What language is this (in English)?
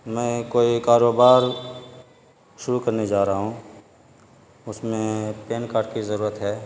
Urdu